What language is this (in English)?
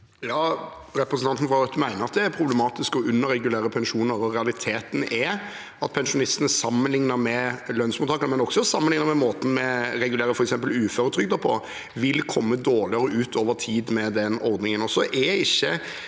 Norwegian